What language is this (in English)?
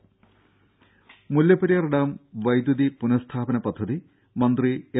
Malayalam